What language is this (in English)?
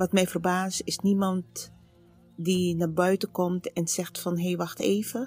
Dutch